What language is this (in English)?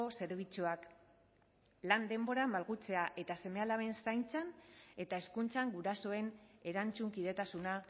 Basque